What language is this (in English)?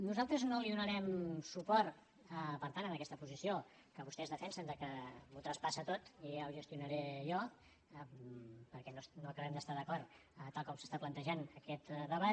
Catalan